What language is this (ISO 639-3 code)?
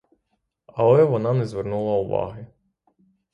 ukr